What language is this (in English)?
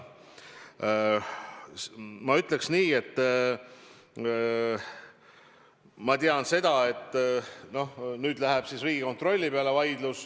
Estonian